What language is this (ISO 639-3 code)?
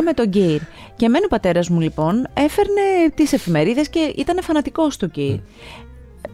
ell